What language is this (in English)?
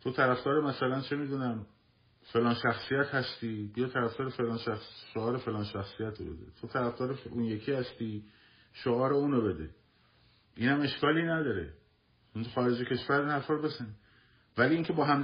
Persian